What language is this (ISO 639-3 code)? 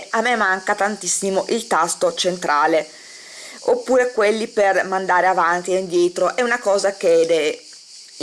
ita